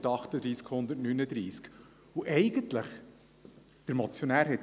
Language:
Swiss German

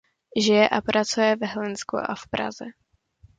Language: Czech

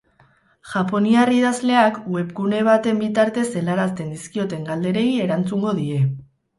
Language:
Basque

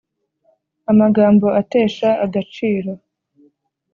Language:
Kinyarwanda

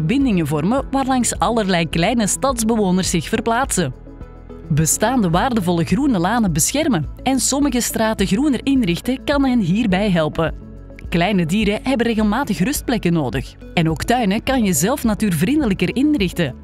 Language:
Dutch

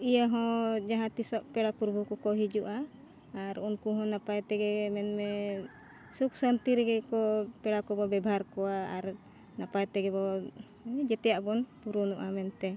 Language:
Santali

